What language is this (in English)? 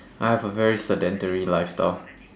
English